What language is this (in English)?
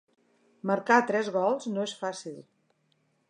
Catalan